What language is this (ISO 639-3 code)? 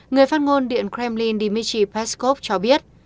vie